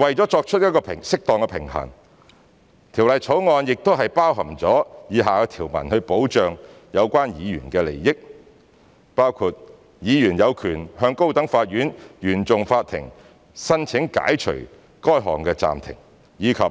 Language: Cantonese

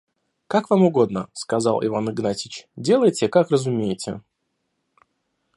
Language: Russian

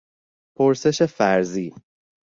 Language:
Persian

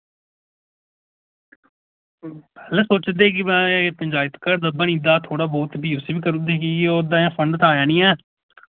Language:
Dogri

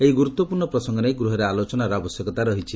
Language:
Odia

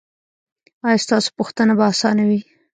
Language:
Pashto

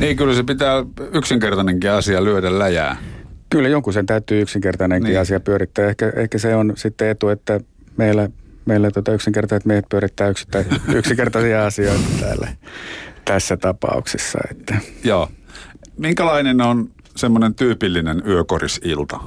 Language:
Finnish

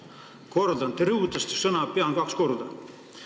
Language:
Estonian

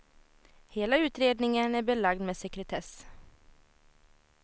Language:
Swedish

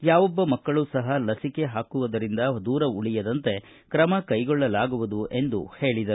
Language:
Kannada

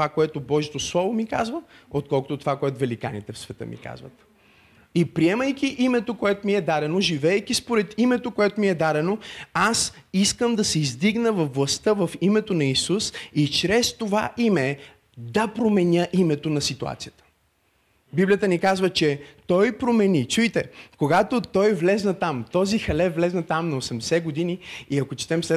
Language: Bulgarian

